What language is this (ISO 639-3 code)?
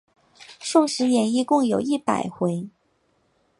zho